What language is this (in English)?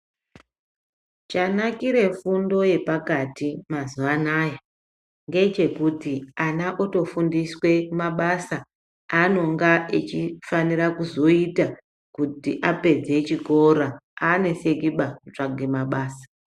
Ndau